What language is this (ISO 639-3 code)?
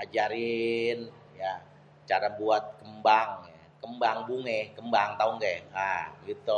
bew